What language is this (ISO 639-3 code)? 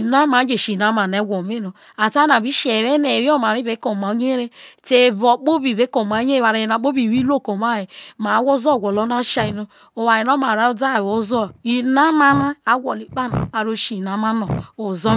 iso